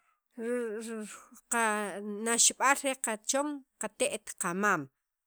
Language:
Sacapulteco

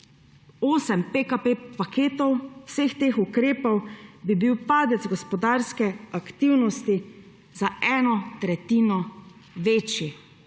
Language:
Slovenian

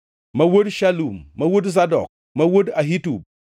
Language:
Luo (Kenya and Tanzania)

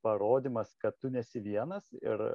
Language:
Lithuanian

